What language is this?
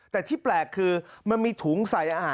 Thai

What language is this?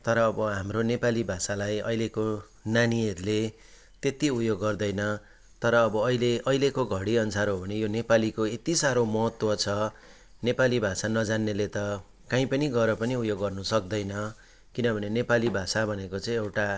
Nepali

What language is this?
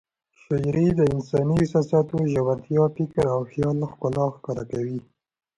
Pashto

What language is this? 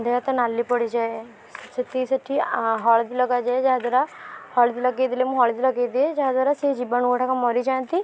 Odia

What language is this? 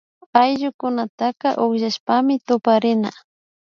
Imbabura Highland Quichua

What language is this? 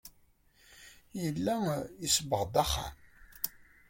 Kabyle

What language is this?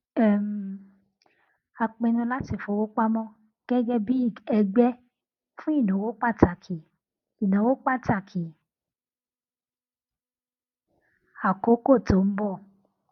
Yoruba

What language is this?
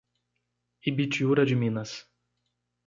Portuguese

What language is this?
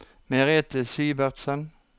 Norwegian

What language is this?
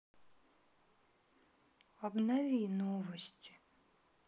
Russian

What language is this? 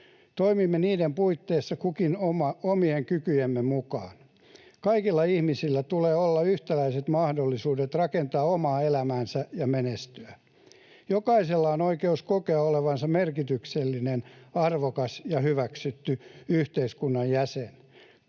Finnish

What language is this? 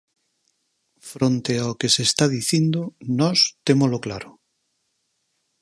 Galician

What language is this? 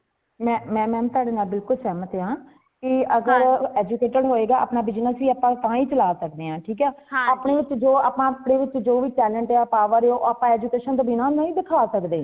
Punjabi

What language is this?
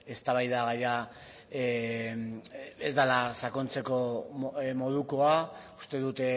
Basque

